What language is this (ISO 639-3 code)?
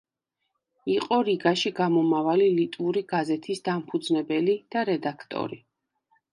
kat